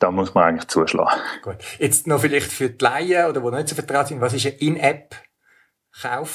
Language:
German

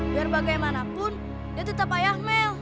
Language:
Indonesian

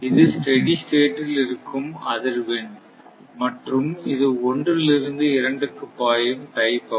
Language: Tamil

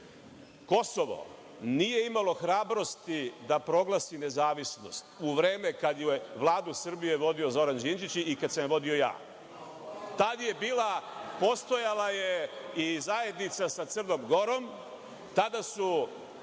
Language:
Serbian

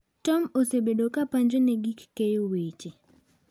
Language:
Luo (Kenya and Tanzania)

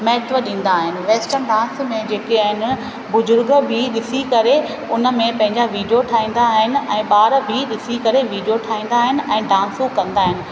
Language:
Sindhi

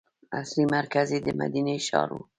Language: Pashto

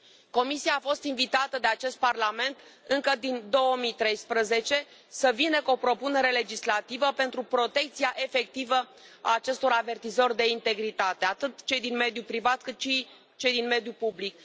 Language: Romanian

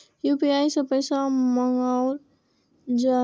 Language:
Maithili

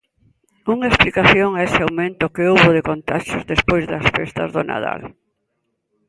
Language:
Galician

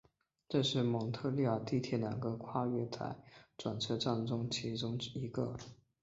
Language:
Chinese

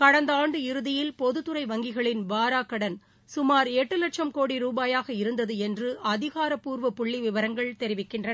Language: Tamil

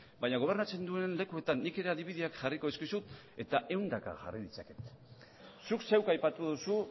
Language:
Basque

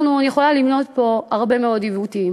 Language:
Hebrew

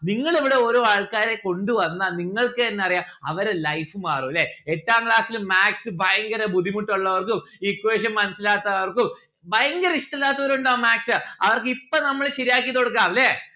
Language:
Malayalam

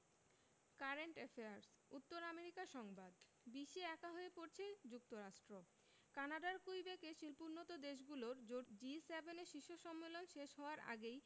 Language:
Bangla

